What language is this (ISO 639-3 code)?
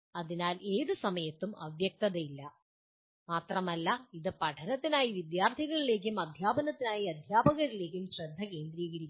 mal